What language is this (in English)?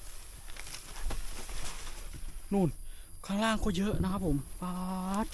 Thai